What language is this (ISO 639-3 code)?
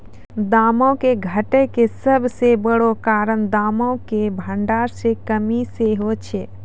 mai